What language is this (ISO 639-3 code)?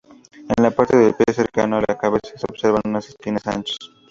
spa